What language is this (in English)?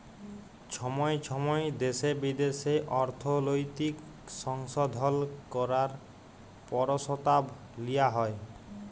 Bangla